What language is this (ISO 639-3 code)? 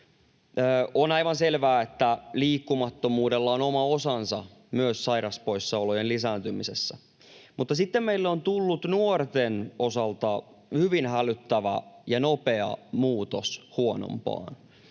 fin